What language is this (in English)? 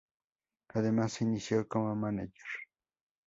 Spanish